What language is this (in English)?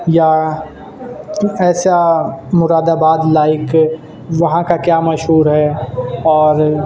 Urdu